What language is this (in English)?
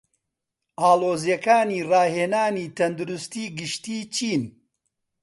Central Kurdish